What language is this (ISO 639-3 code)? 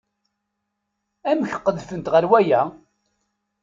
kab